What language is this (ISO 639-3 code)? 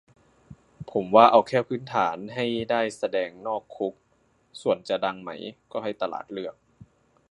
tha